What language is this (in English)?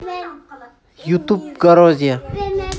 Russian